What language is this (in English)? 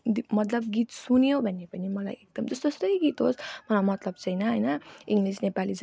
Nepali